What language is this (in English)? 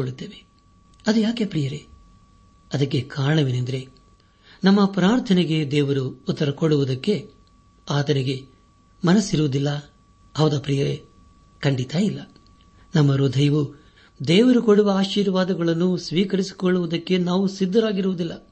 Kannada